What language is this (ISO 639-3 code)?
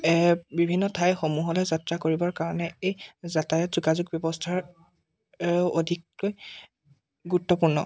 asm